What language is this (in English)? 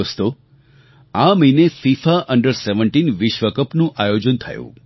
Gujarati